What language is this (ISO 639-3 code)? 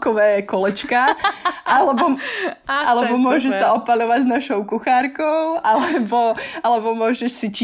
slk